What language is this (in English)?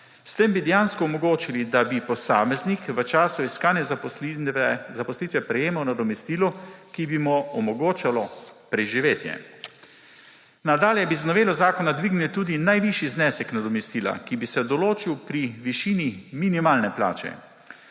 Slovenian